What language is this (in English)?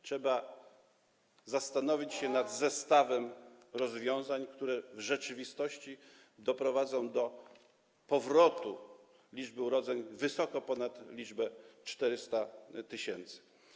Polish